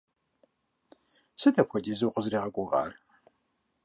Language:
Kabardian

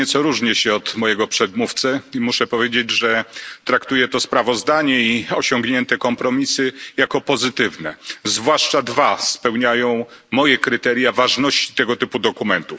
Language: Polish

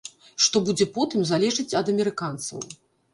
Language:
Belarusian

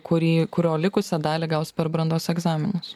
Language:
Lithuanian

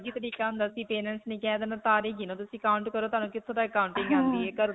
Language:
Punjabi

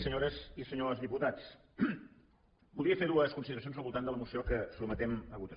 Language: Catalan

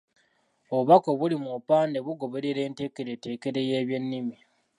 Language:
Ganda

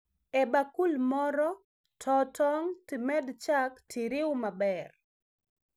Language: Luo (Kenya and Tanzania)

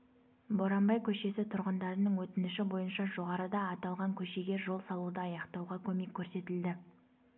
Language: Kazakh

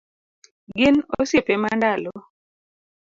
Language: Luo (Kenya and Tanzania)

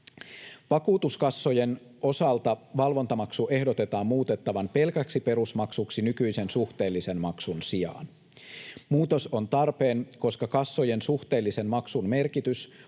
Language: Finnish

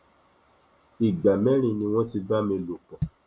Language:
Yoruba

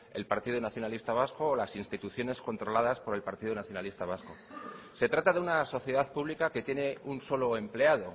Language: Spanish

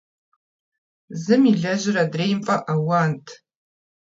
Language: Kabardian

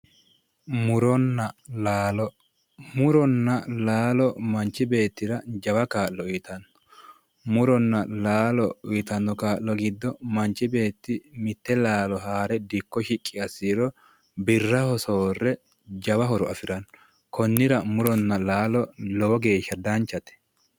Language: Sidamo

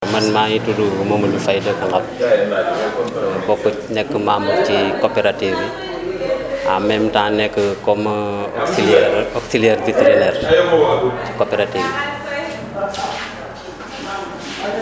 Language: Wolof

